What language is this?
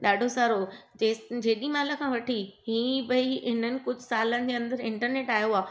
Sindhi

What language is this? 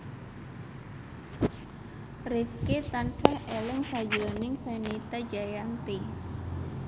Javanese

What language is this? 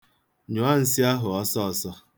Igbo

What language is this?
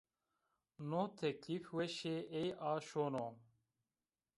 Zaza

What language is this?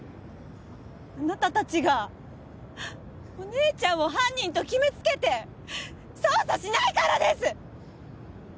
Japanese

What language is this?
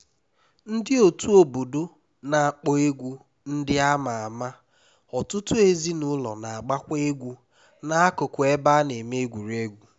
Igbo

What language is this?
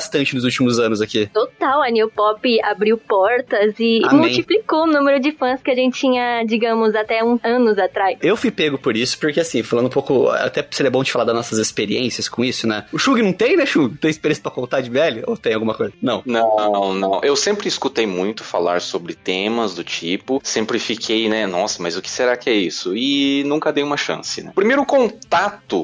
Portuguese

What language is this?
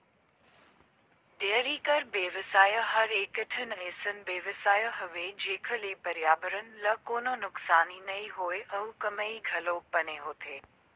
Chhattisgarhi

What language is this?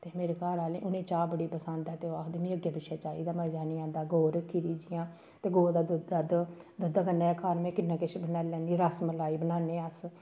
Dogri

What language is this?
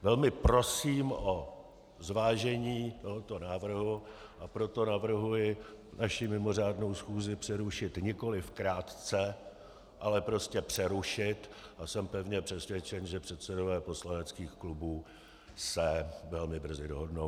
Czech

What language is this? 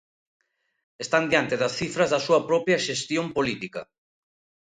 Galician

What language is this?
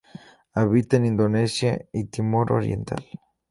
Spanish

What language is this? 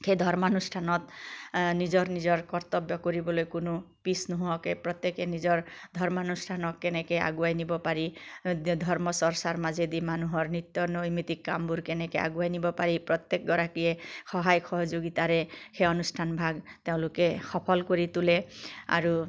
Assamese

